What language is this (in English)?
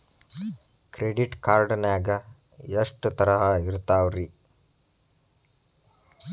Kannada